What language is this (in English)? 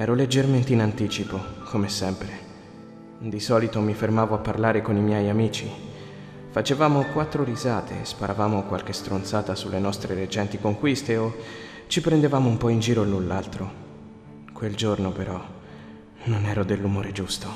Italian